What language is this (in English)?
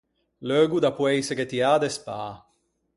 Ligurian